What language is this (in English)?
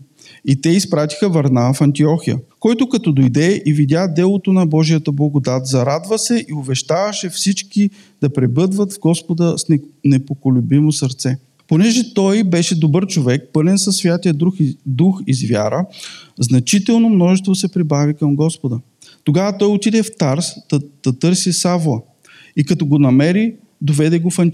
Bulgarian